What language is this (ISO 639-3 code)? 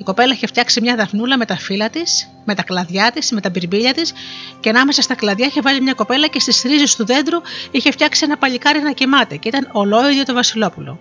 ell